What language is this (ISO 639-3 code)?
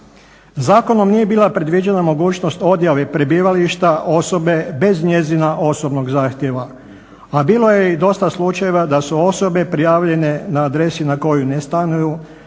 hrv